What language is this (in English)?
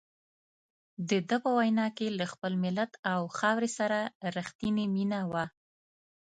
Pashto